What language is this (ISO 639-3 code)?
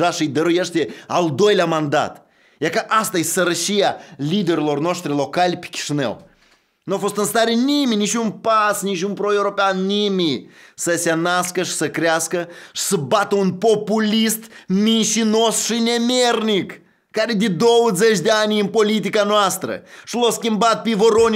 ron